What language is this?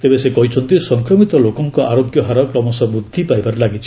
Odia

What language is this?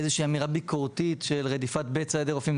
Hebrew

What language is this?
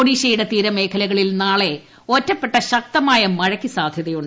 Malayalam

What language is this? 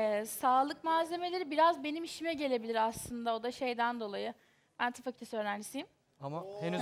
Turkish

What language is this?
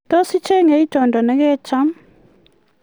Kalenjin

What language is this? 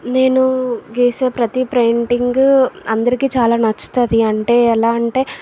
Telugu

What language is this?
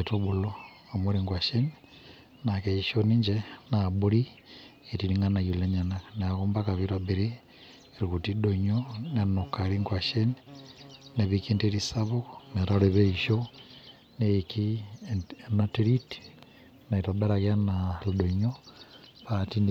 Masai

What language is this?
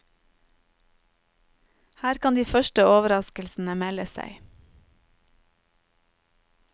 Norwegian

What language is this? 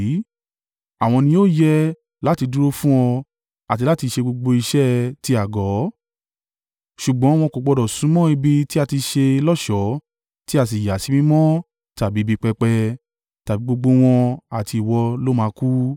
Yoruba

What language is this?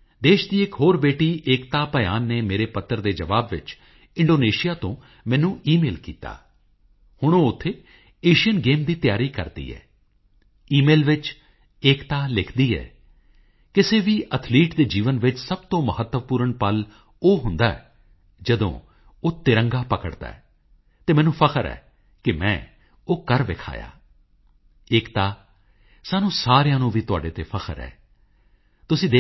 Punjabi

